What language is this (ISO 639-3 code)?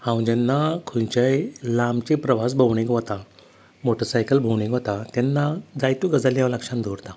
kok